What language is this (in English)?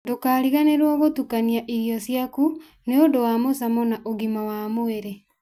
Kikuyu